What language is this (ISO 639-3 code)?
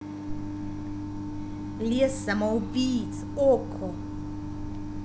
rus